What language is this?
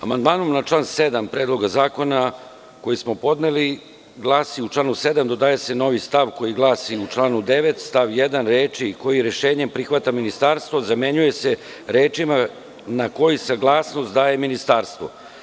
Serbian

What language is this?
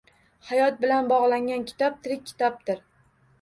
Uzbek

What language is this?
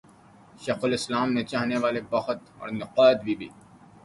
Urdu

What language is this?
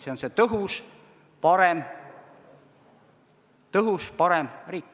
Estonian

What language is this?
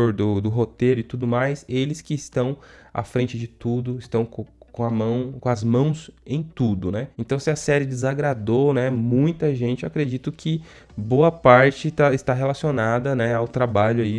Portuguese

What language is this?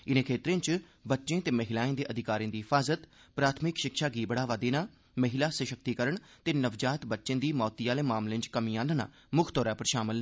Dogri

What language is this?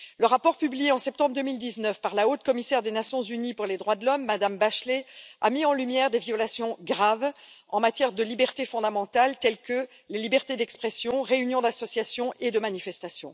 French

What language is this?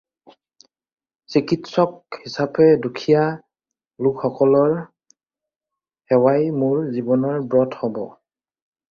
Assamese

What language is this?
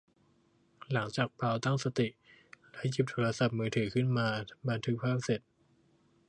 Thai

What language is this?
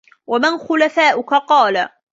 Arabic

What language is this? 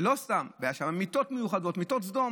Hebrew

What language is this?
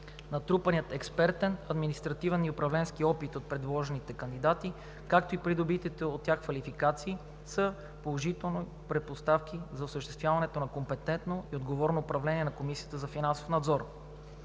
Bulgarian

